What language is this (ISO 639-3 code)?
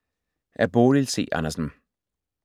dan